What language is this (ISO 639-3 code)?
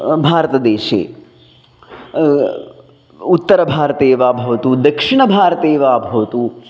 san